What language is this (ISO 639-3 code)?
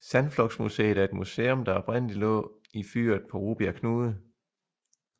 dan